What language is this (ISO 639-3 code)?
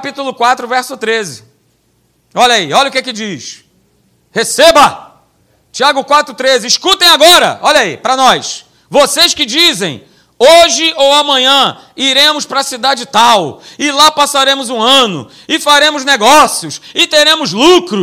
por